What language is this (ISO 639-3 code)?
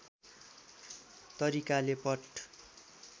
nep